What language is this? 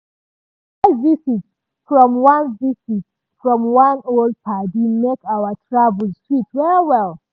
Nigerian Pidgin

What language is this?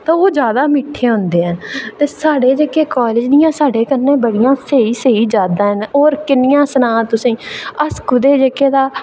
Dogri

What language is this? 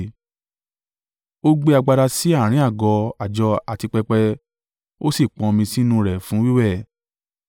Yoruba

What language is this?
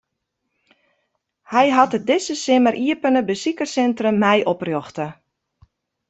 Western Frisian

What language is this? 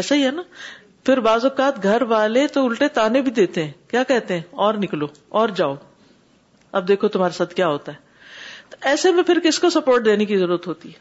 Urdu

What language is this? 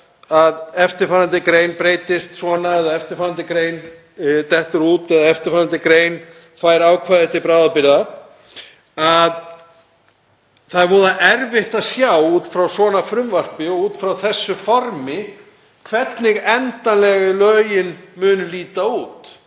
Icelandic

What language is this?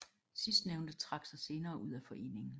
Danish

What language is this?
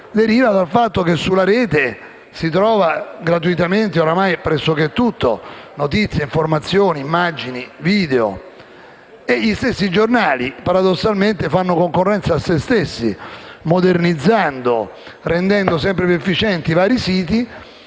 Italian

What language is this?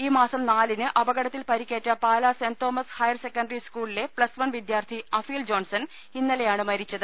Malayalam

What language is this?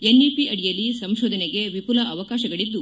Kannada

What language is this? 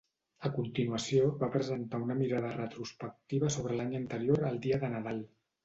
Catalan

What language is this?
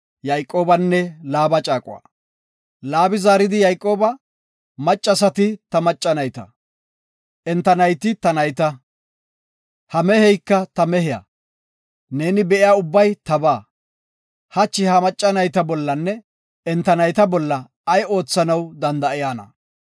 Gofa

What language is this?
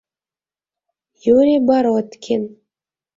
Mari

